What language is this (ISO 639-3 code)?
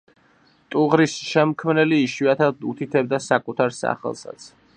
kat